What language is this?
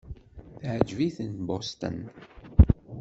Kabyle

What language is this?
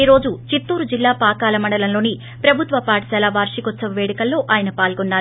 Telugu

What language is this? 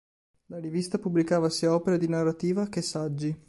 Italian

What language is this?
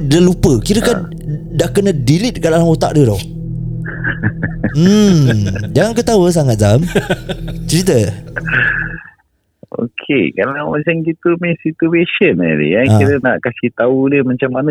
Malay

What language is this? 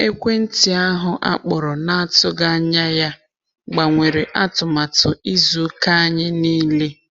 Igbo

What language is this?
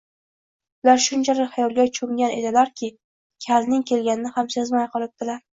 Uzbek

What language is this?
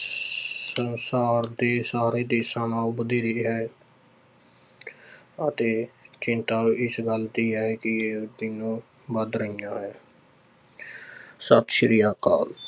Punjabi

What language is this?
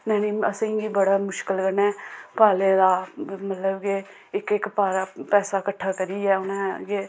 Dogri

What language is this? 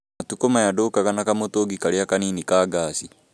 Kikuyu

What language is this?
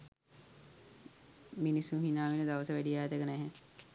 Sinhala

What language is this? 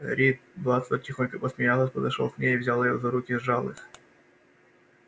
Russian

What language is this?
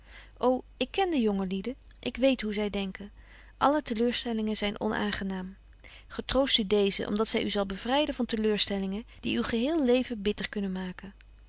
Dutch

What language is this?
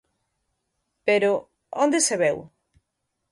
Galician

